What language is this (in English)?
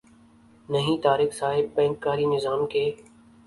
Urdu